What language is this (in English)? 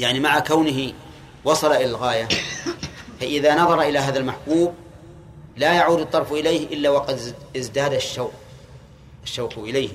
Arabic